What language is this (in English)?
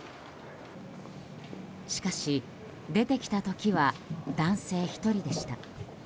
Japanese